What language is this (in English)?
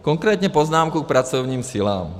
Czech